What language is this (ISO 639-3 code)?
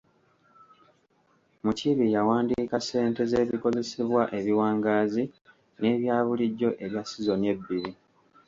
lug